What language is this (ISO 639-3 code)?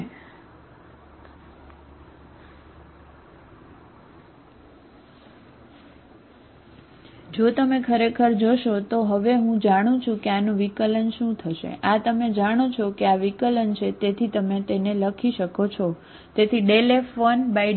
guj